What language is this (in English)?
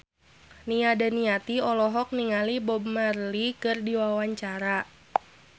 Sundanese